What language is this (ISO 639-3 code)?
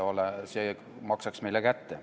est